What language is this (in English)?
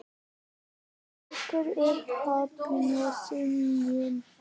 Icelandic